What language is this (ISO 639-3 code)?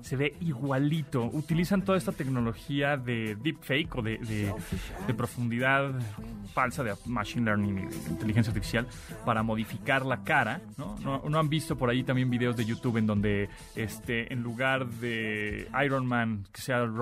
spa